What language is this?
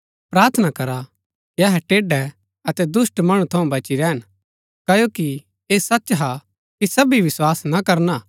Gaddi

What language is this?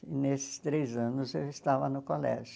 Portuguese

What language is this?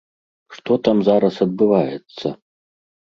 Belarusian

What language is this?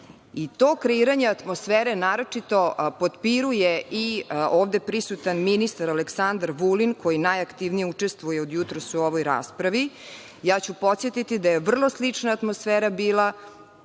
Serbian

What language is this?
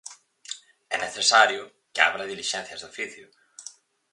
Galician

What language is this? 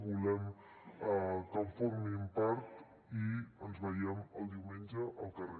Catalan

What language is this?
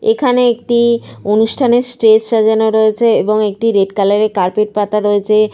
Bangla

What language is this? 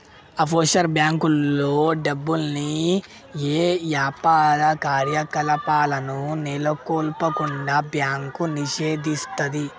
Telugu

